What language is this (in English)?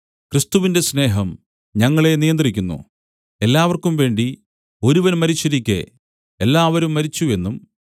Malayalam